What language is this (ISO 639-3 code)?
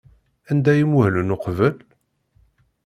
kab